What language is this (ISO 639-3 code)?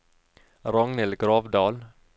nor